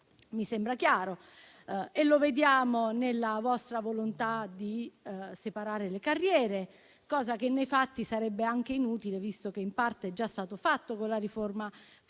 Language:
Italian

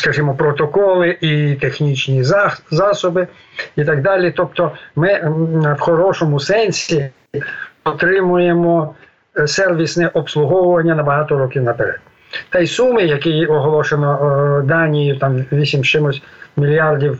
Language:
Ukrainian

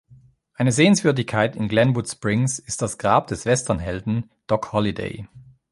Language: German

